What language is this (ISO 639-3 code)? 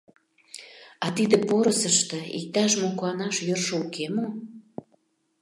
chm